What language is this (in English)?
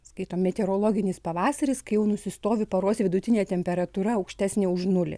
Lithuanian